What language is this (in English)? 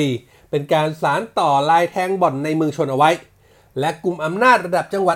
Thai